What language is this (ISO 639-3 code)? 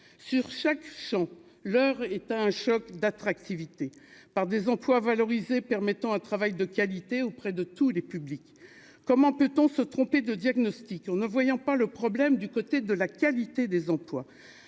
fra